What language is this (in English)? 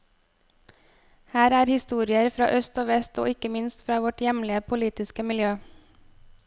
Norwegian